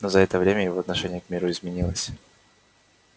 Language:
Russian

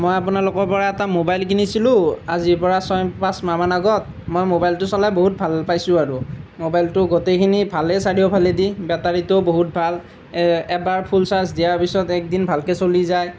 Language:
Assamese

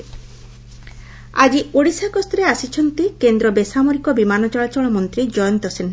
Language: Odia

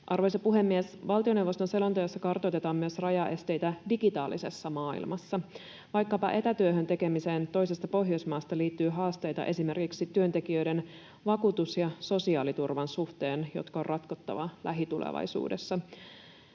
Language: Finnish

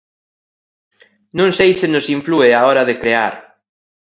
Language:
Galician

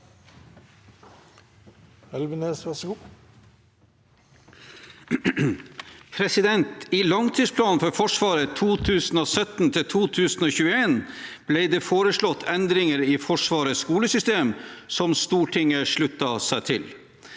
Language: Norwegian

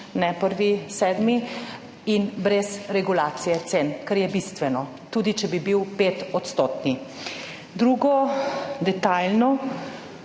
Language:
Slovenian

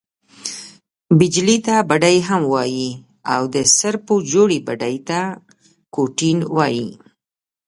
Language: Pashto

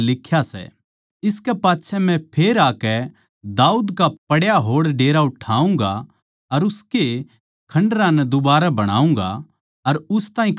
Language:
Haryanvi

